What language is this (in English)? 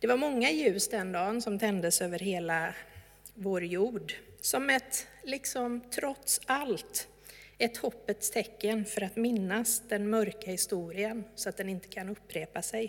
Swedish